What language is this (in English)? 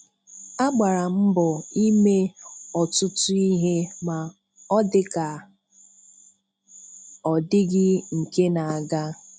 Igbo